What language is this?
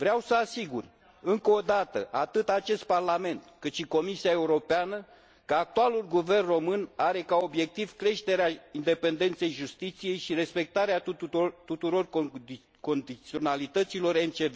Romanian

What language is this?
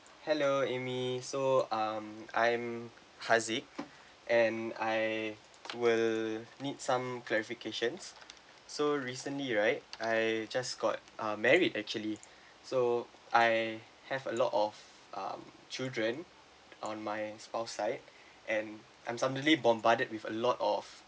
English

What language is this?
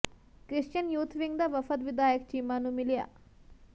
Punjabi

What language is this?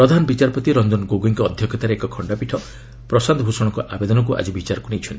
Odia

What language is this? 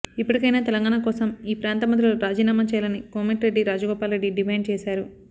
Telugu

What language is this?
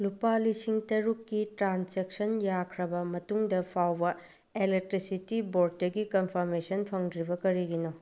Manipuri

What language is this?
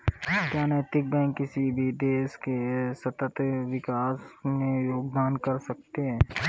Hindi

